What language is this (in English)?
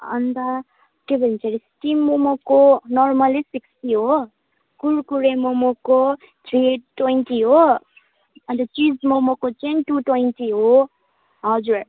Nepali